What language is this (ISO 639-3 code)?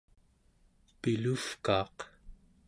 esu